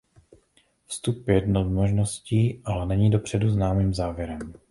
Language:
Czech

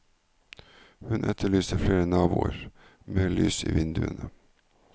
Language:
Norwegian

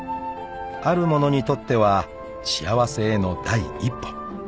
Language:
Japanese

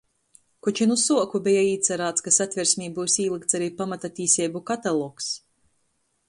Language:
Latgalian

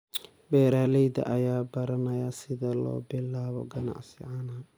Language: Somali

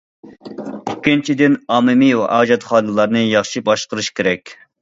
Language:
Uyghur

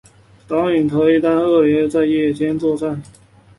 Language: Chinese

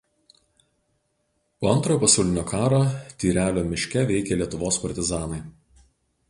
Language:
Lithuanian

